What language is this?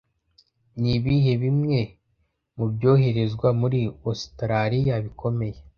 Kinyarwanda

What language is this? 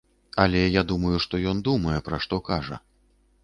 Belarusian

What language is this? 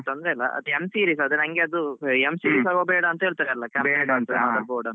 Kannada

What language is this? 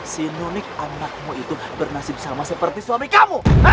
Indonesian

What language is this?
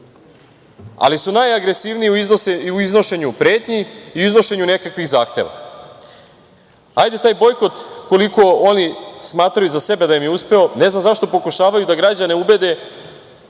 Serbian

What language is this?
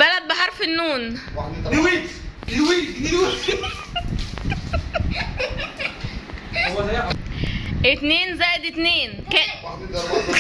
Arabic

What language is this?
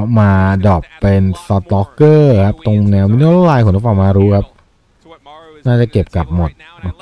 Thai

